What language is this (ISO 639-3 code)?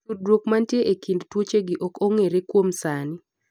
luo